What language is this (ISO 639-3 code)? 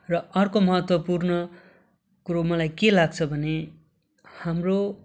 nep